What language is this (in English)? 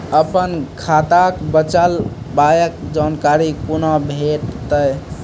Maithili